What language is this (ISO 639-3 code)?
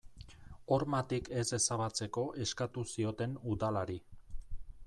eus